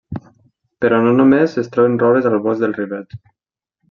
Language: Catalan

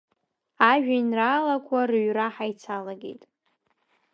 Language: Abkhazian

